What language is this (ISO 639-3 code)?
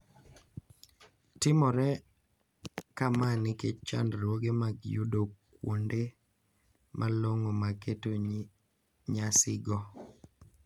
luo